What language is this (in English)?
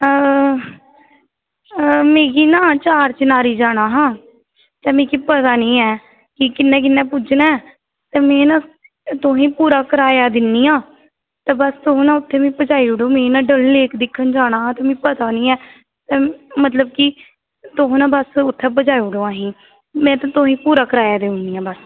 Dogri